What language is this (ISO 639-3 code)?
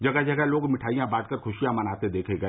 hin